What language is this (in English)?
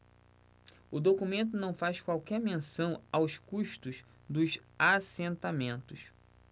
Portuguese